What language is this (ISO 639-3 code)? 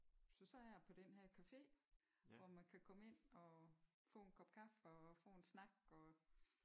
dan